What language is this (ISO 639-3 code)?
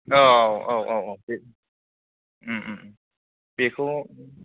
brx